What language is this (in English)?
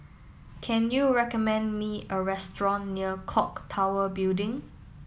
English